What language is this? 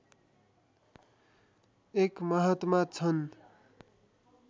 Nepali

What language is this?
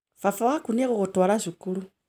Kikuyu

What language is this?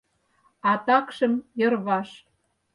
Mari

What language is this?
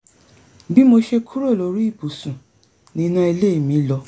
Yoruba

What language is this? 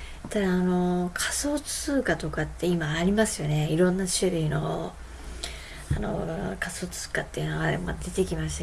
Japanese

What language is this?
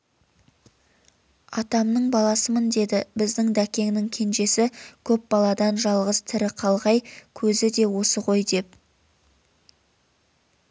Kazakh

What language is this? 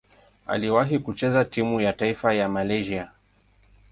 Swahili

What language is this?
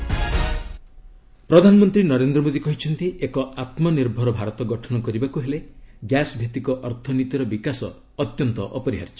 Odia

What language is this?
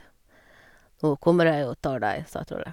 Norwegian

